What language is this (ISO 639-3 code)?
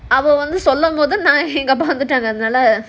eng